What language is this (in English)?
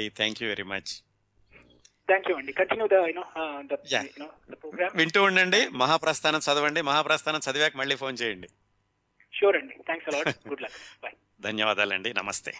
Telugu